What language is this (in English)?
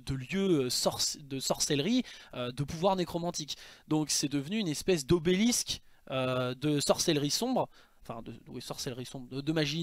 French